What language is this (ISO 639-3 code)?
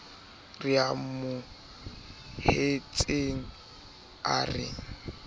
sot